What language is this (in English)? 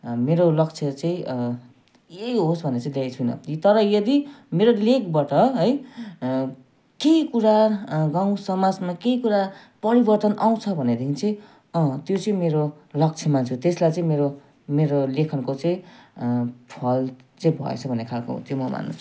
Nepali